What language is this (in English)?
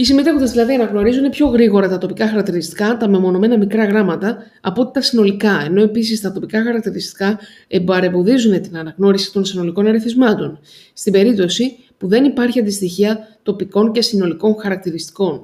Greek